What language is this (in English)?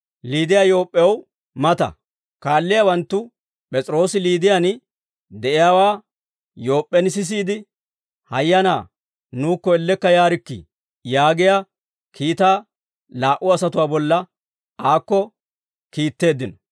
Dawro